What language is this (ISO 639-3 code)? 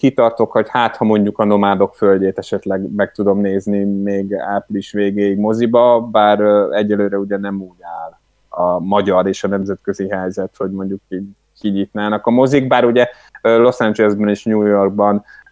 hun